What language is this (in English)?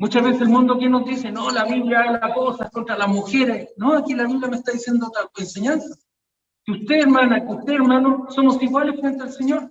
Spanish